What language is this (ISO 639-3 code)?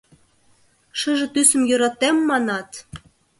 chm